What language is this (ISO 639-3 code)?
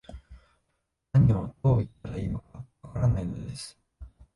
jpn